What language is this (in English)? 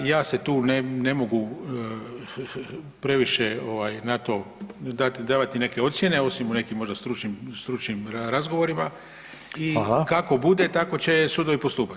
Croatian